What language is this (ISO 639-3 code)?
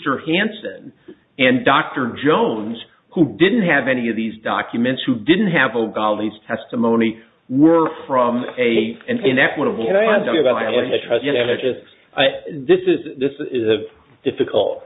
eng